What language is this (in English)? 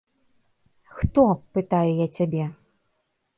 Belarusian